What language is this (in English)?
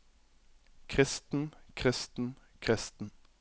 Norwegian